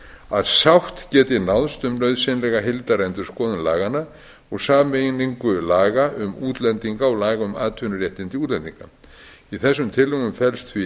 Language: Icelandic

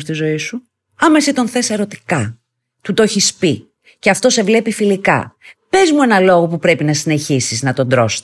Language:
Greek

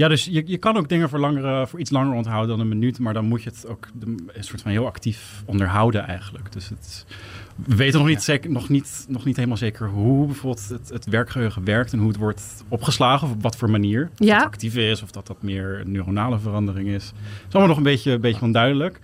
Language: Dutch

